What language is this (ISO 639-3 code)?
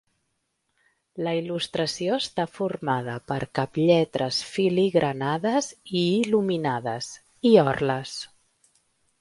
cat